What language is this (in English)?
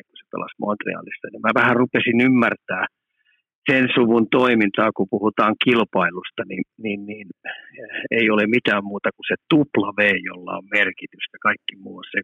Finnish